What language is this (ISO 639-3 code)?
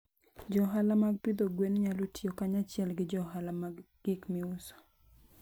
luo